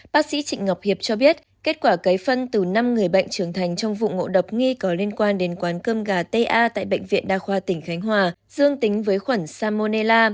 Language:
Vietnamese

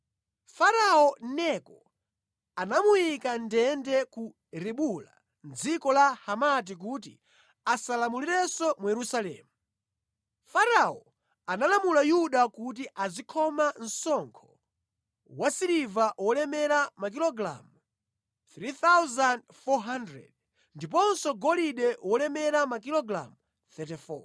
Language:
Nyanja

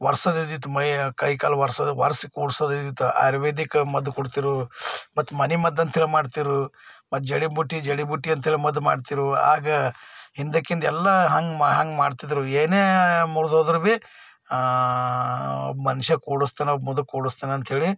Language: Kannada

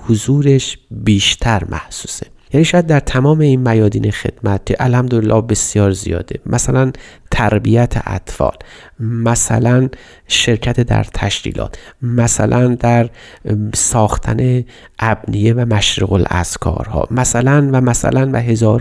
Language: Persian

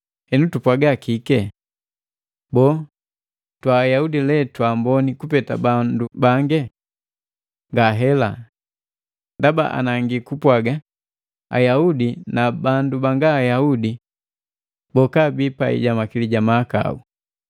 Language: Matengo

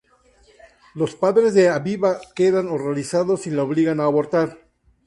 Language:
Spanish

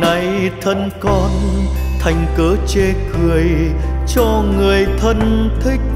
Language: Vietnamese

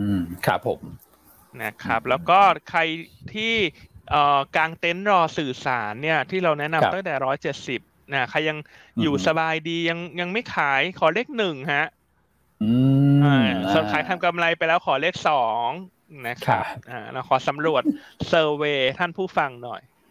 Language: Thai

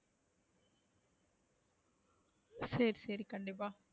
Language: Tamil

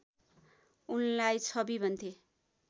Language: Nepali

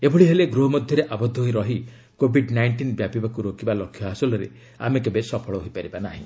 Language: Odia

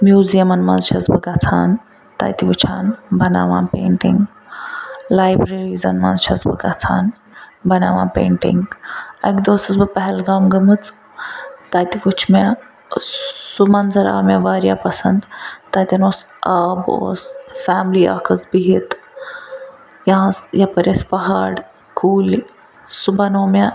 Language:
Kashmiri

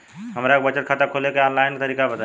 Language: Bhojpuri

